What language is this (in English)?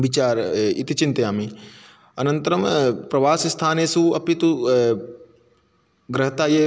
Sanskrit